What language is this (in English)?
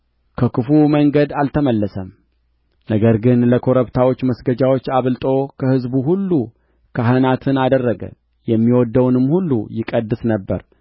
Amharic